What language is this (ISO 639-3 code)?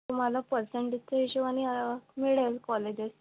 mar